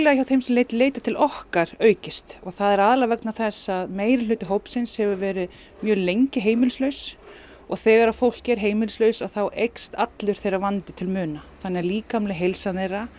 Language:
Icelandic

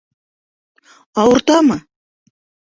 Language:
Bashkir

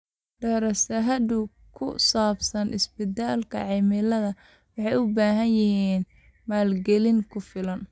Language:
Somali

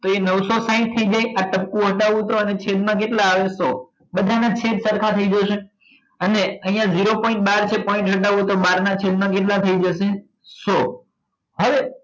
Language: Gujarati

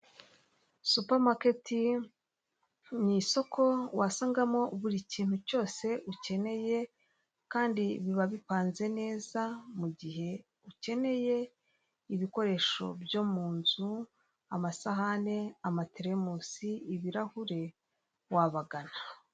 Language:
Kinyarwanda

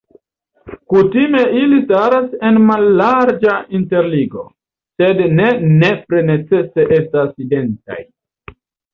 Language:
Esperanto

